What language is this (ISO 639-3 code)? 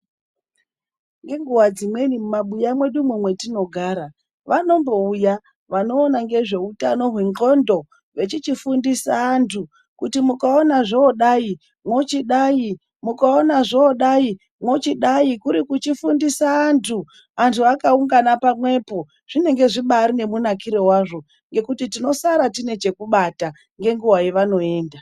ndc